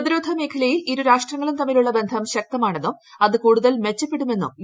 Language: Malayalam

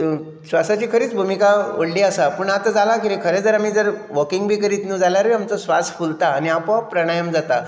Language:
Konkani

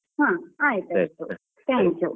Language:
Kannada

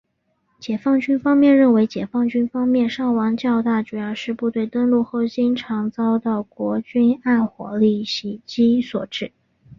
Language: Chinese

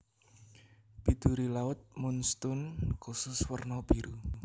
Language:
Javanese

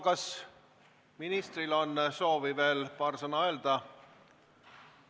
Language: Estonian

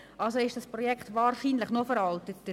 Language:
Swiss German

